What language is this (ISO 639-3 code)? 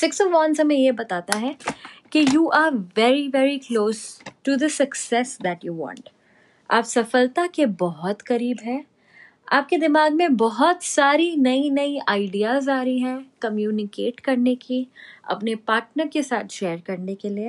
hin